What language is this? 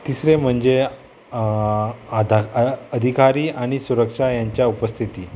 Konkani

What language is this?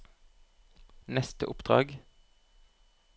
Norwegian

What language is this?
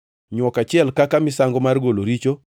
Luo (Kenya and Tanzania)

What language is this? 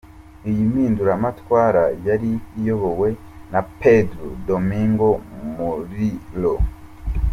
Kinyarwanda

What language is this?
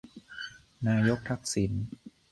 Thai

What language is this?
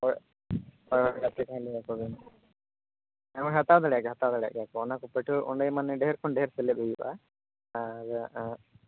Santali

